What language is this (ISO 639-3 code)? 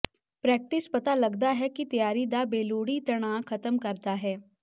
pan